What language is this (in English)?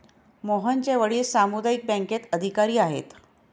Marathi